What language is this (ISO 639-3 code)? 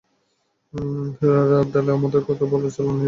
ben